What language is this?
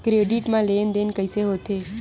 Chhattisgarhi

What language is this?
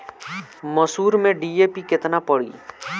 Bhojpuri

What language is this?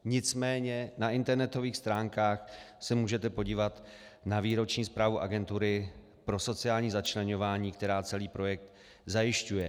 Czech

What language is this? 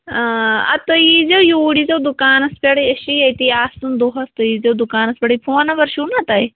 Kashmiri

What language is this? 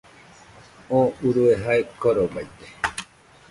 Nüpode Huitoto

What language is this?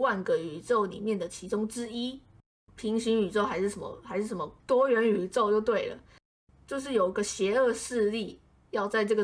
Chinese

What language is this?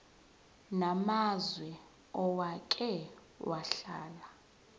Zulu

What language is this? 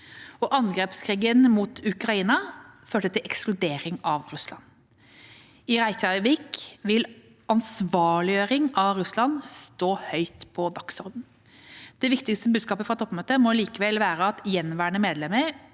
Norwegian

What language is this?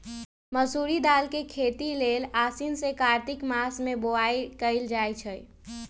Magahi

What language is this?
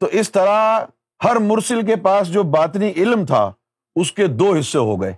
Urdu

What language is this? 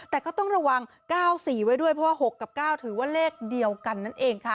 Thai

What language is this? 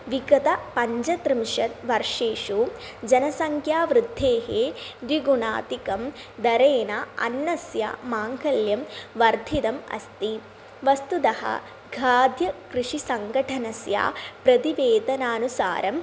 Sanskrit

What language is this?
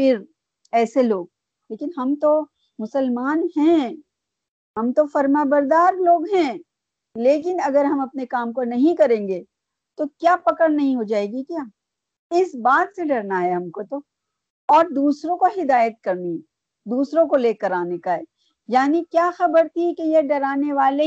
Urdu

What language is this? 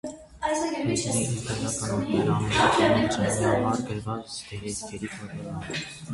Armenian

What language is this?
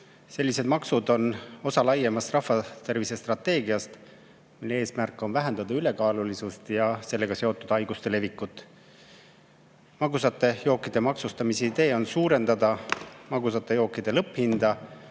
Estonian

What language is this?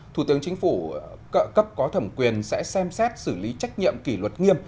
Vietnamese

